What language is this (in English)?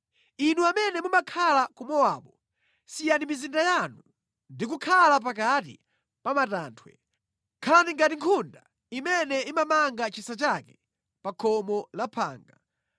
Nyanja